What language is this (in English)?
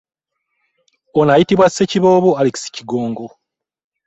Ganda